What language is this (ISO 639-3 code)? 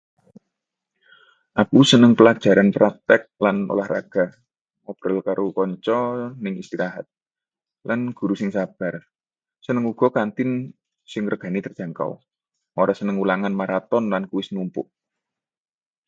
jav